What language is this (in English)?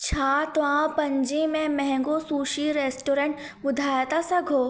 Sindhi